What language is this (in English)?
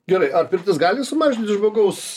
Lithuanian